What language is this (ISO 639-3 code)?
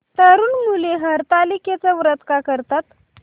mar